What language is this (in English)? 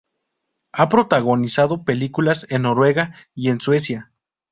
Spanish